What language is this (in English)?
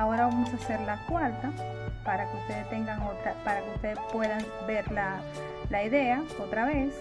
Spanish